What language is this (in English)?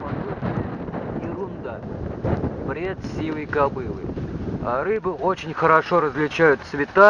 Russian